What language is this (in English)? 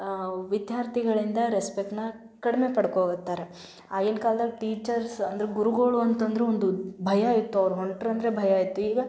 Kannada